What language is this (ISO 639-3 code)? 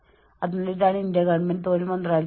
mal